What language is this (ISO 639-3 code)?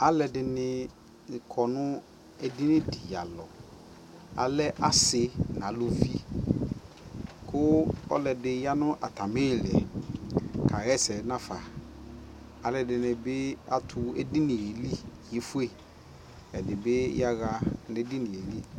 kpo